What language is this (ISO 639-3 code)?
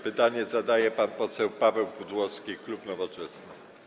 pol